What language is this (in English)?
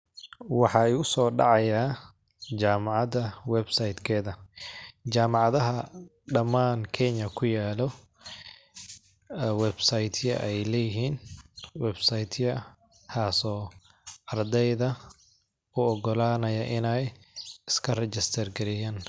Somali